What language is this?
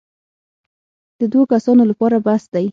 Pashto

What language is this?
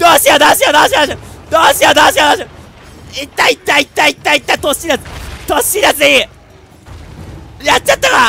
Japanese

